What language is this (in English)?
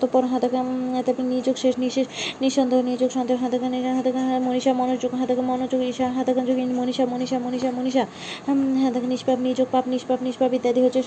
Bangla